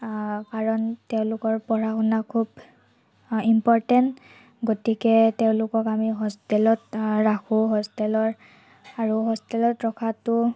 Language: Assamese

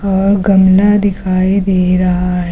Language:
Hindi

